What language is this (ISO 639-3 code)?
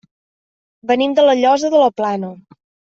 cat